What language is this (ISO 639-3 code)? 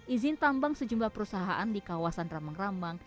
ind